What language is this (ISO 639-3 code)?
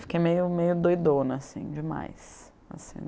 por